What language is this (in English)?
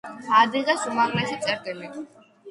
Georgian